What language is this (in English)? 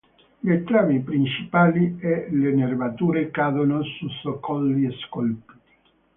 Italian